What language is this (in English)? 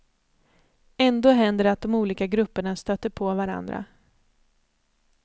Swedish